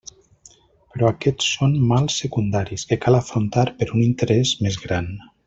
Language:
Catalan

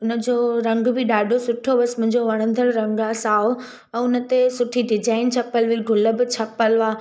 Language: Sindhi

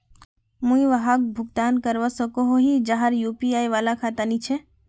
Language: Magahi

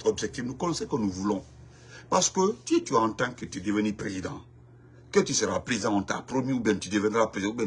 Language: French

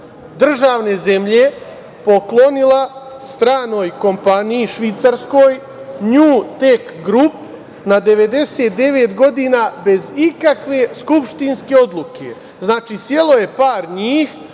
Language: Serbian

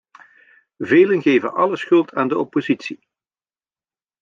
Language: Dutch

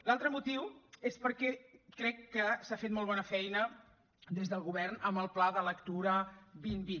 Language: Catalan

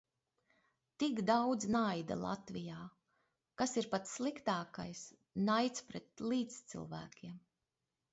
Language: Latvian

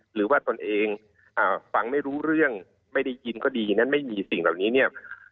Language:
Thai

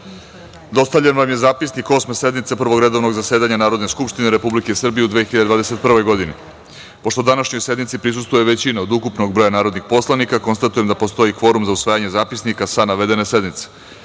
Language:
Serbian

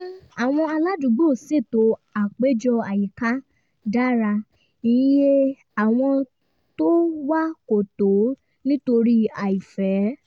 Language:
Yoruba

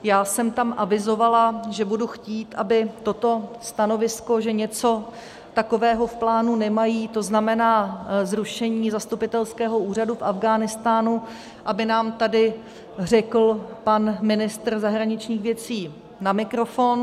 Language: Czech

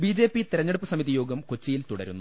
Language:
Malayalam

